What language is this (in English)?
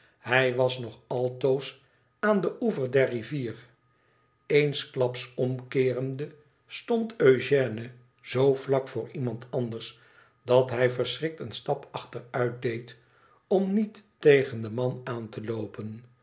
Dutch